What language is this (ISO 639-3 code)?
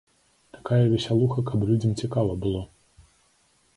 bel